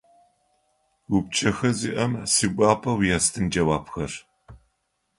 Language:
Adyghe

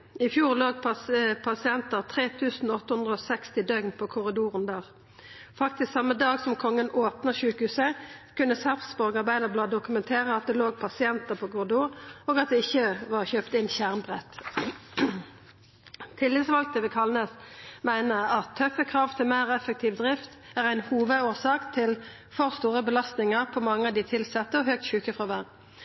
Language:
Norwegian Nynorsk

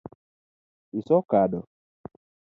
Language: Luo (Kenya and Tanzania)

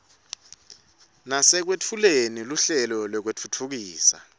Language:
Swati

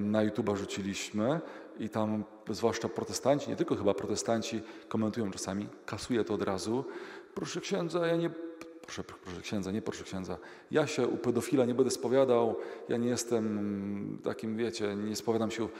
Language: Polish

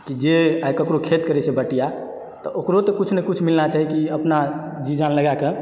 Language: Maithili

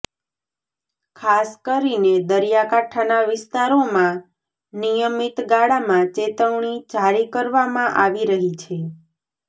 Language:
Gujarati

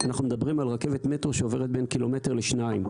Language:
Hebrew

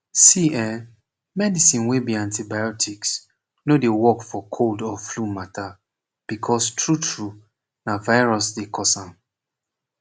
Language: Nigerian Pidgin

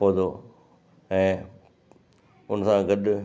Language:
Sindhi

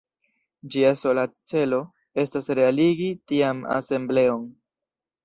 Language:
Esperanto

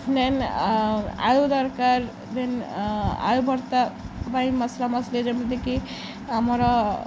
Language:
Odia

